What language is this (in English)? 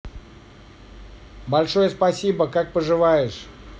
Russian